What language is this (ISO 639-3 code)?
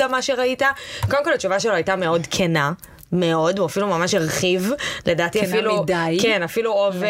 heb